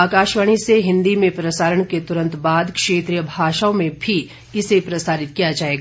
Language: Hindi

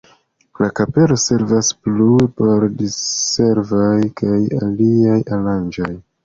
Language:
Esperanto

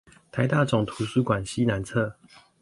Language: Chinese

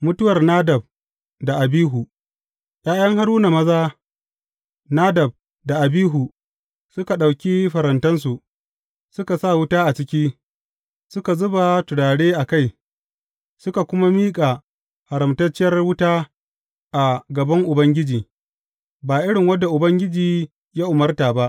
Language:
Hausa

